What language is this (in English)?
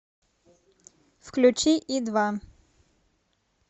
Russian